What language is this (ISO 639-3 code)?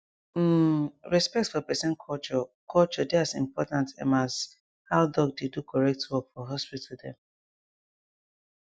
pcm